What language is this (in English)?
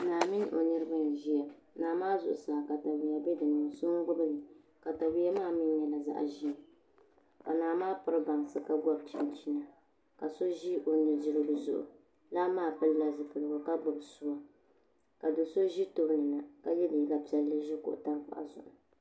Dagbani